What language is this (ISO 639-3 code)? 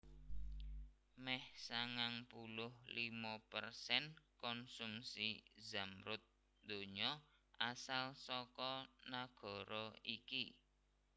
jav